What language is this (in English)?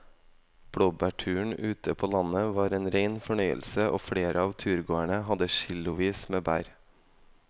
Norwegian